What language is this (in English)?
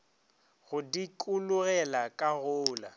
Northern Sotho